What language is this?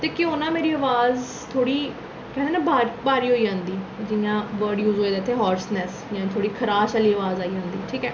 Dogri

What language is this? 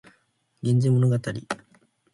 Japanese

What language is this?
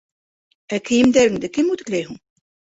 Bashkir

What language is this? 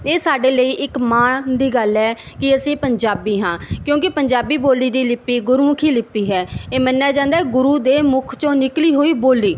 Punjabi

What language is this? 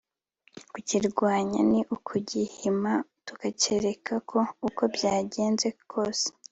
Kinyarwanda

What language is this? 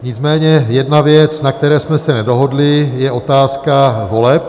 Czech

